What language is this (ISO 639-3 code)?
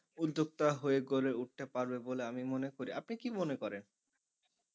ben